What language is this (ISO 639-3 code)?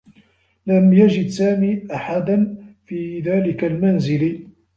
ara